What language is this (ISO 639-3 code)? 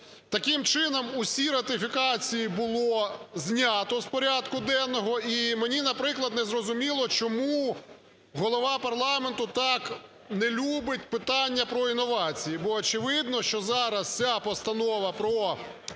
ukr